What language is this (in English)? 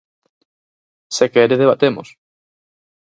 Galician